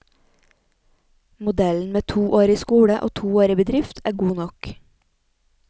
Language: Norwegian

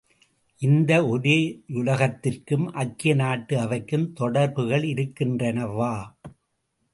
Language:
Tamil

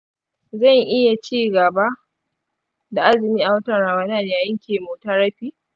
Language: Hausa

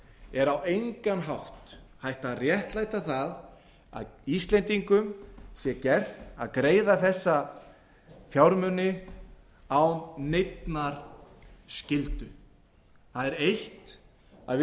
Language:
Icelandic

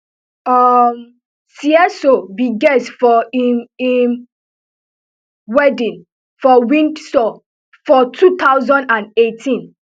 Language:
Nigerian Pidgin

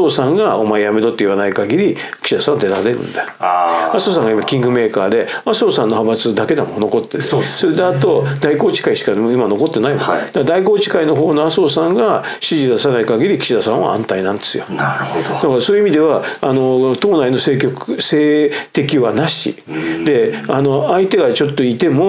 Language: Japanese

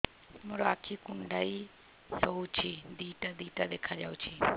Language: Odia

